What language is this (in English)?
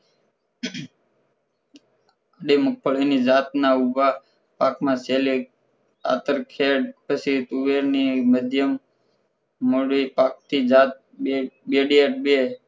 Gujarati